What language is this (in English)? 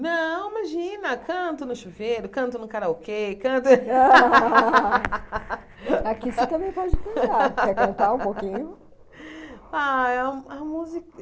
Portuguese